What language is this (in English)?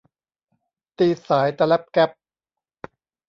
Thai